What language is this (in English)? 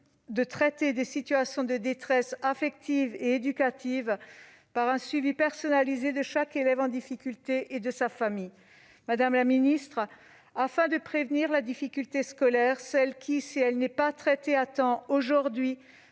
French